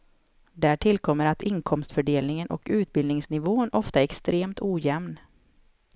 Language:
Swedish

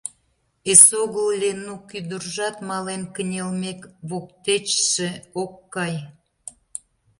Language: Mari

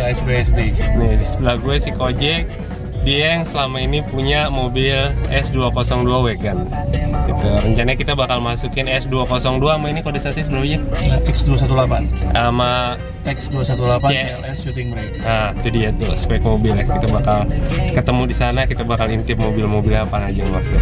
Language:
Indonesian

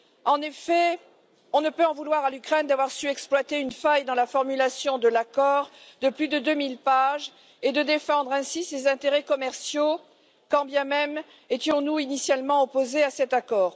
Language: French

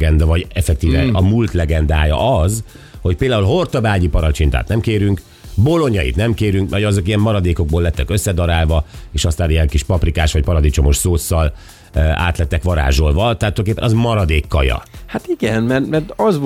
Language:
Hungarian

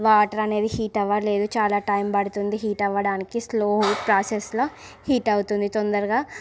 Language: Telugu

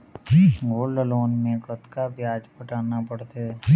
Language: Chhattisgarhi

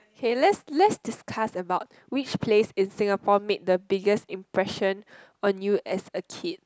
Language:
English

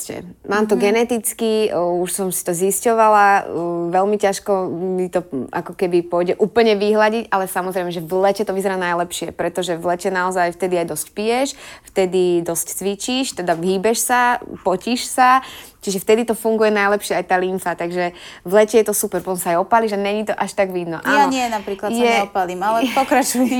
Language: Slovak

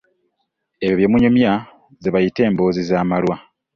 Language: Ganda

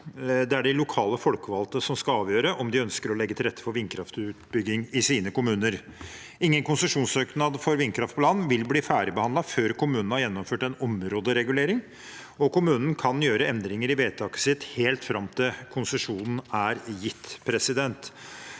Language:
Norwegian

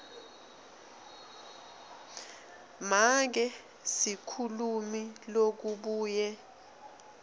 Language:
Swati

